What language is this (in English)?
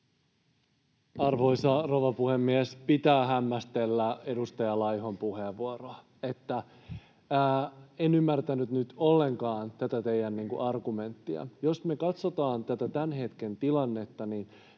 Finnish